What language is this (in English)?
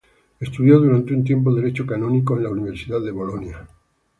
Spanish